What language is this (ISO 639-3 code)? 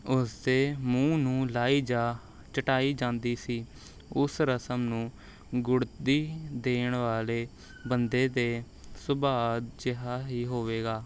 pan